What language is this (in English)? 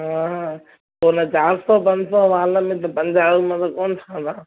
Sindhi